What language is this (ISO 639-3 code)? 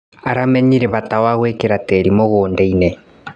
kik